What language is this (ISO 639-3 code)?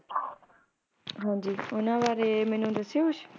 pan